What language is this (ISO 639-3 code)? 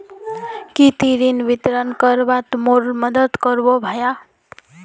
mag